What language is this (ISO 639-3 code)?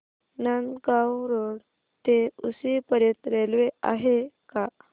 mar